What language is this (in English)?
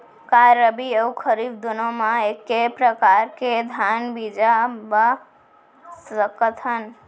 Chhattisgarhi